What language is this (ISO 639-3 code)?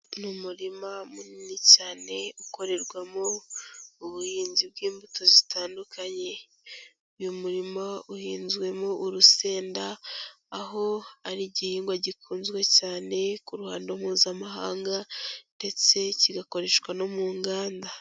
kin